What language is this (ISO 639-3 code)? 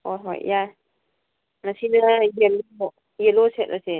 mni